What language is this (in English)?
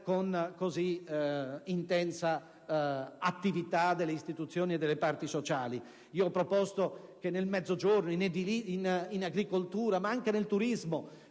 Italian